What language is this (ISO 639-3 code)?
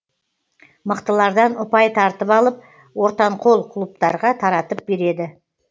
kaz